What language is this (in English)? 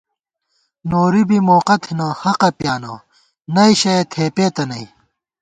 Gawar-Bati